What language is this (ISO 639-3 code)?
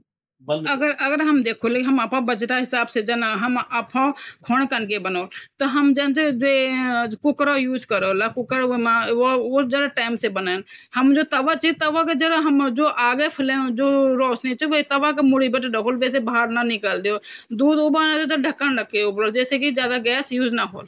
gbm